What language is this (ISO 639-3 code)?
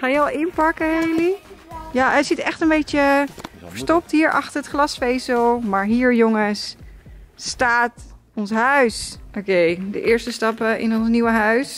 nld